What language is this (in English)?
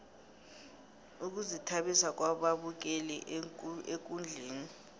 South Ndebele